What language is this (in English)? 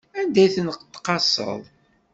Kabyle